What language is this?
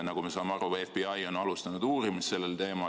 Estonian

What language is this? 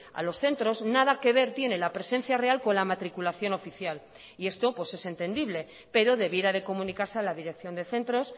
Spanish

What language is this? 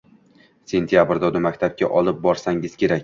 Uzbek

